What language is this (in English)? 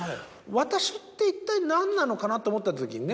Japanese